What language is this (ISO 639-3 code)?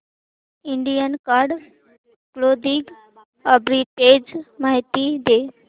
mar